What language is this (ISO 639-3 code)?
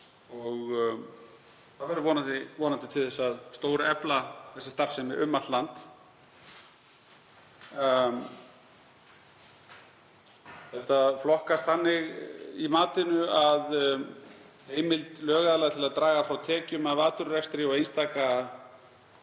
isl